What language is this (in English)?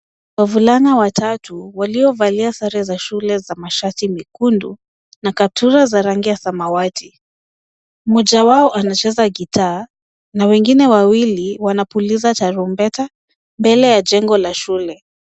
Swahili